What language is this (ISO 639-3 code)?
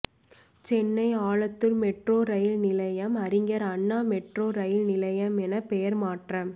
tam